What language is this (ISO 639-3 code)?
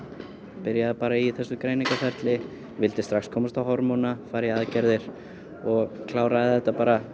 isl